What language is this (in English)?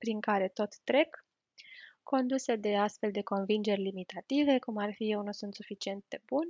Romanian